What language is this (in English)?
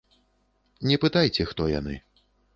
Belarusian